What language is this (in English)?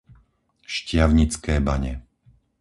Slovak